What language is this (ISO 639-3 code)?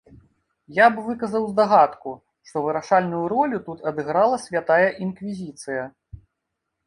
bel